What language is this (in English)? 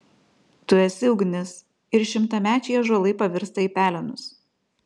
Lithuanian